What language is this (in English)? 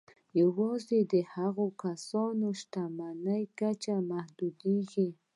Pashto